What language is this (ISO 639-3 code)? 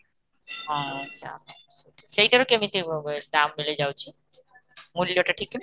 ori